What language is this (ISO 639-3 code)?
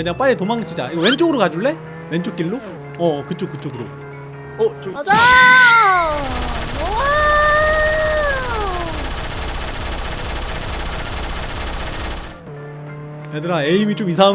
kor